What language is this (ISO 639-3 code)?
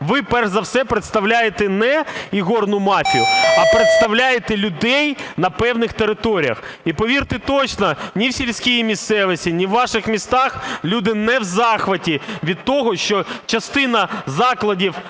ukr